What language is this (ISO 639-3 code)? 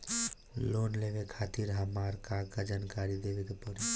bho